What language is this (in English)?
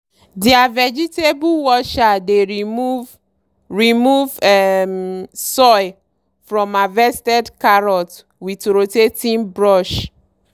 Nigerian Pidgin